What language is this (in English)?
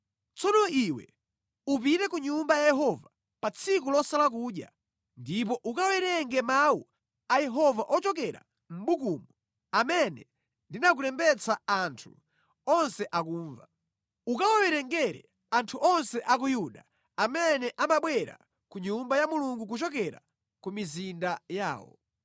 Nyanja